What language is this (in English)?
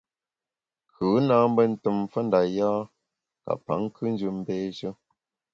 Bamun